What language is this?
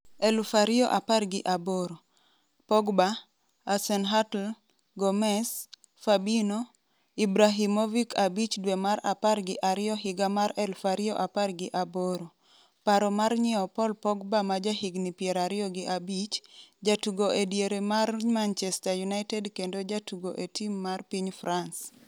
Luo (Kenya and Tanzania)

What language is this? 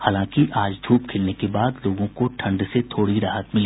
Hindi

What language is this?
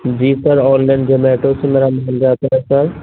Urdu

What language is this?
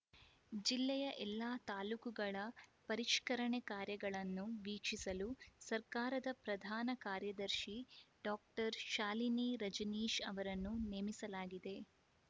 Kannada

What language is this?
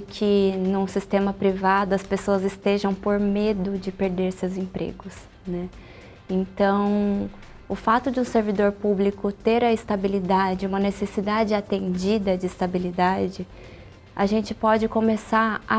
Portuguese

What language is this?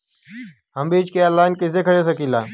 Bhojpuri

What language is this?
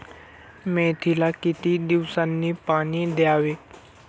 Marathi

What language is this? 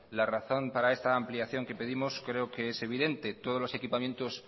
Spanish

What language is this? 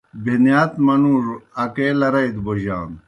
Kohistani Shina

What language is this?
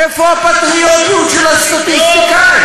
Hebrew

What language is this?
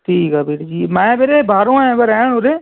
Punjabi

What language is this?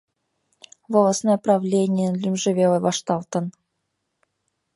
Mari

